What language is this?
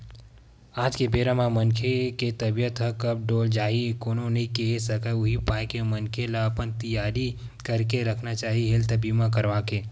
Chhattisgarhi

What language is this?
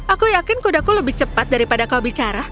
Indonesian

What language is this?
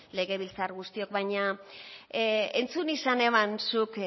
Basque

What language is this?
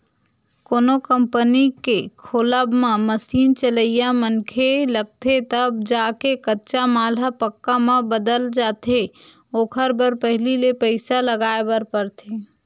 Chhattisgarhi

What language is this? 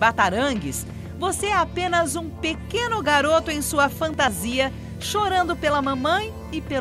Portuguese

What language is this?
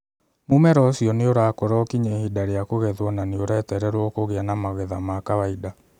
Kikuyu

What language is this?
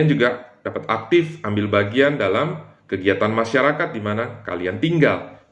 Indonesian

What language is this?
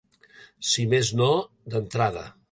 Catalan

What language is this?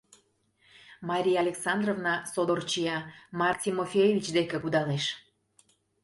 Mari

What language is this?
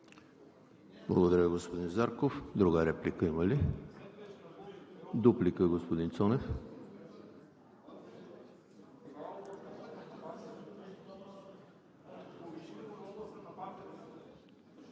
Bulgarian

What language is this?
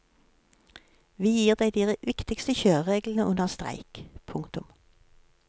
Norwegian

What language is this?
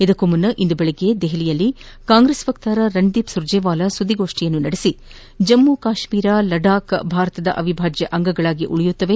Kannada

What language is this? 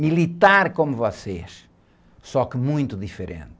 Portuguese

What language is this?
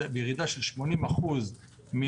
Hebrew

